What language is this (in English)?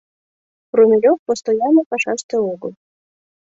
Mari